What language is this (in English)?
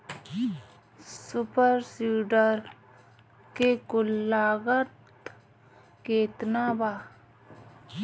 Bhojpuri